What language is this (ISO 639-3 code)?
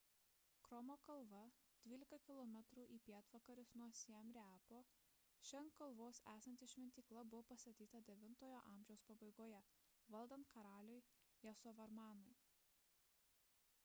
lit